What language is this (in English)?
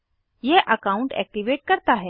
Hindi